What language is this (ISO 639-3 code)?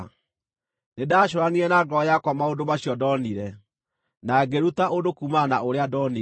kik